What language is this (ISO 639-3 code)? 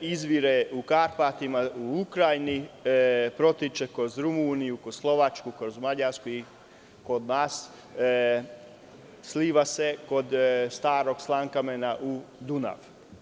srp